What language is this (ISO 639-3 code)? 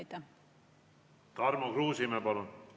est